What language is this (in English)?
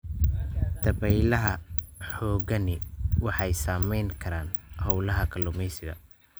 Somali